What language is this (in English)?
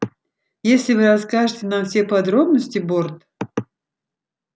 Russian